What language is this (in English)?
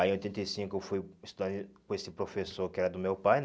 Portuguese